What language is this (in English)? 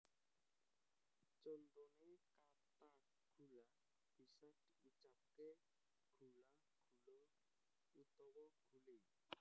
Javanese